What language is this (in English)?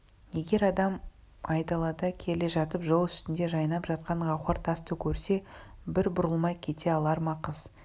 Kazakh